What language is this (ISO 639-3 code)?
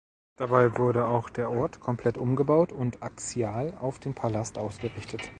deu